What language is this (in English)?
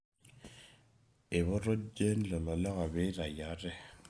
Masai